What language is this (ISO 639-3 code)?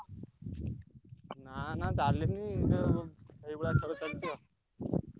ori